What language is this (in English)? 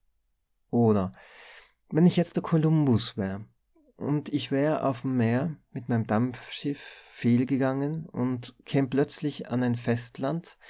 German